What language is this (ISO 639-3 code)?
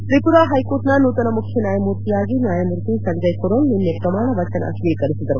kan